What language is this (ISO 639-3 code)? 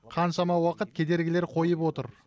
kaz